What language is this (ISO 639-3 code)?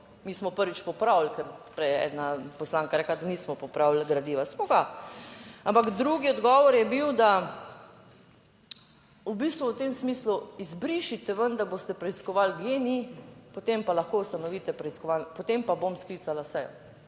slv